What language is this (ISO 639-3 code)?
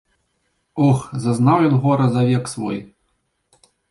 bel